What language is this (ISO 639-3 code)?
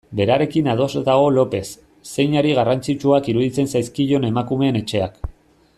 eus